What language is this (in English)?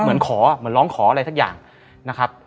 Thai